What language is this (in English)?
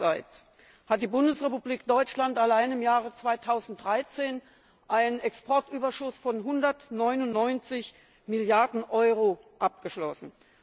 German